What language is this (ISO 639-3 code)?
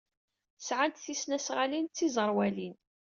kab